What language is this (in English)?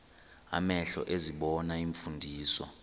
Xhosa